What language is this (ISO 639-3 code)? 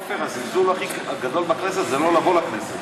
heb